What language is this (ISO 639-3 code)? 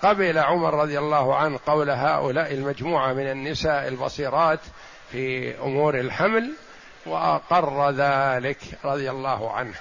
ara